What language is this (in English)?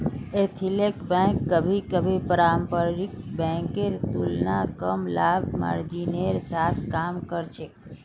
Magahi